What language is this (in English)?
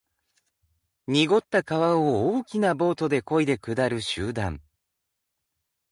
Japanese